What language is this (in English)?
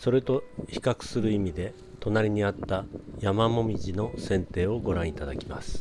Japanese